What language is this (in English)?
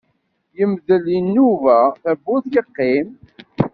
Kabyle